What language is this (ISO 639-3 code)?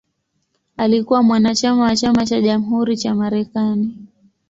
swa